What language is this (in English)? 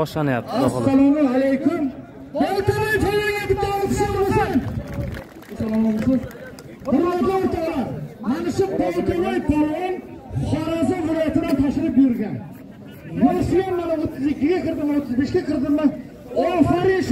Turkish